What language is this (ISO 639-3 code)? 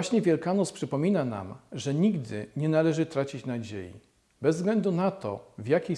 pol